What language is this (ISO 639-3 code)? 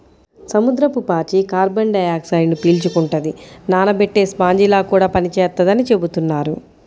tel